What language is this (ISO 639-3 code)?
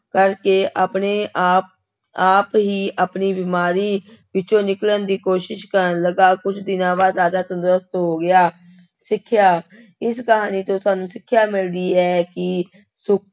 pan